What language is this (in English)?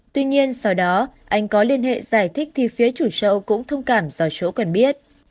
Vietnamese